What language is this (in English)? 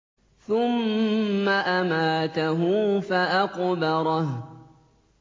Arabic